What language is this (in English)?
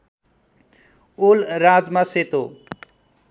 Nepali